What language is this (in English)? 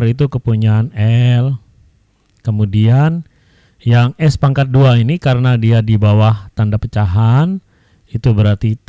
Indonesian